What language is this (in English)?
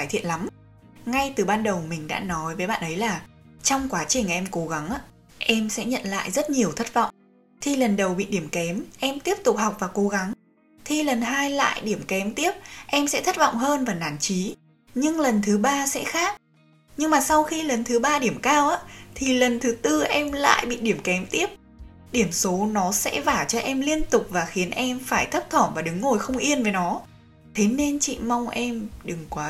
Vietnamese